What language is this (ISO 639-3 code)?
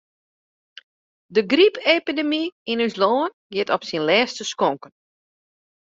fry